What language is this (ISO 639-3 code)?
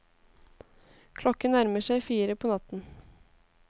nor